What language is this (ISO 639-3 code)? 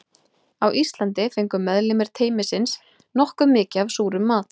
isl